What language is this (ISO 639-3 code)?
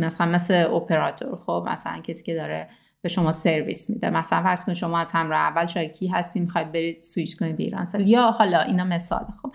fas